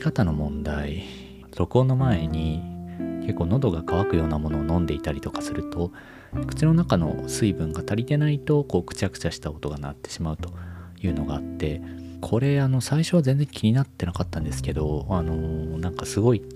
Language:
Japanese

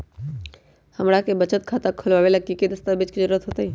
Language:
Magahi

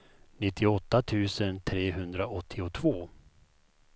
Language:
Swedish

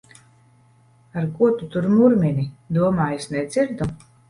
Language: Latvian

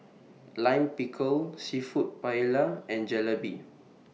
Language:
English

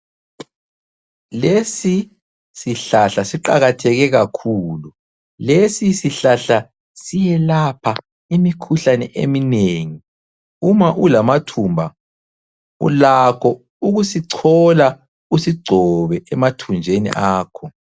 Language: North Ndebele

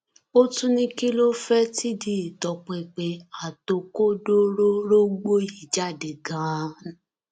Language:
Yoruba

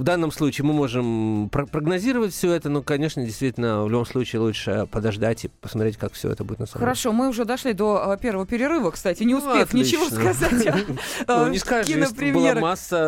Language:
Russian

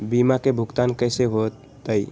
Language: Magahi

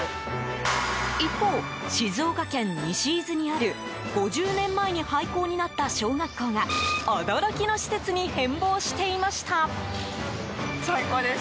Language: Japanese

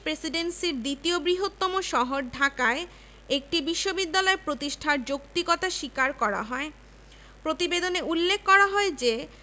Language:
Bangla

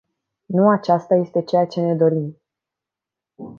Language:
Romanian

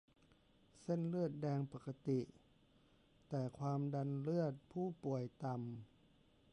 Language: Thai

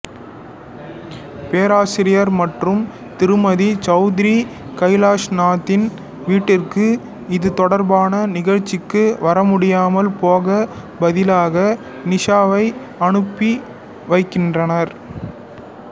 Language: Tamil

